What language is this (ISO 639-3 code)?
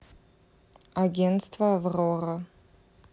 rus